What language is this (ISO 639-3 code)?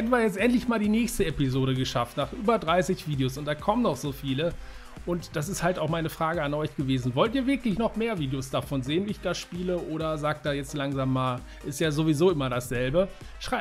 deu